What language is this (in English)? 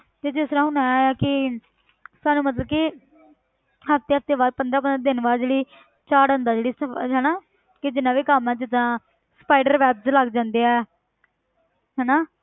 Punjabi